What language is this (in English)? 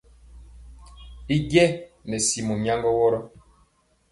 Mpiemo